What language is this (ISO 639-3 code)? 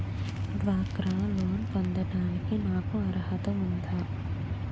tel